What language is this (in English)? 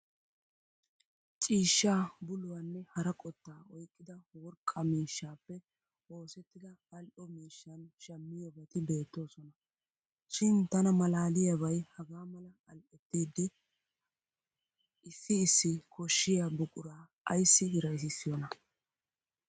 Wolaytta